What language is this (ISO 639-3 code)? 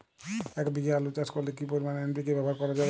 ben